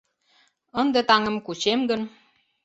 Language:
Mari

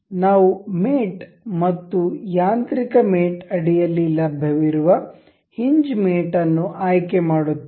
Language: Kannada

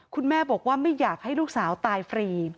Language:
Thai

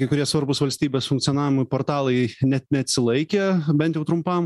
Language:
Lithuanian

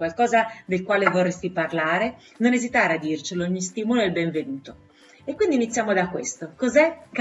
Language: Italian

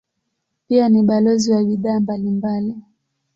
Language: Swahili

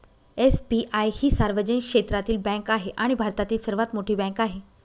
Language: Marathi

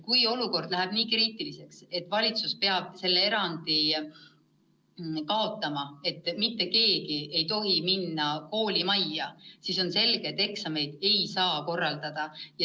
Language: Estonian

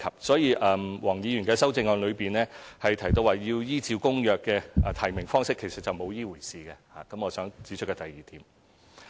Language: Cantonese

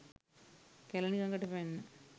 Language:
Sinhala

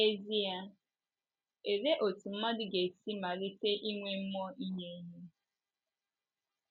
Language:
Igbo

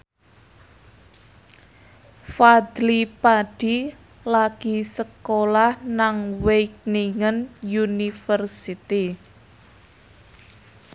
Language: Javanese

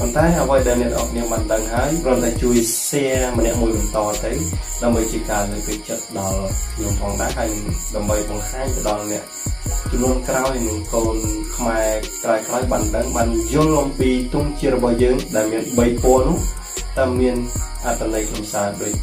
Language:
Thai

